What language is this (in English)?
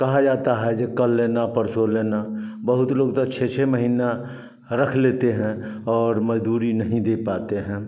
Hindi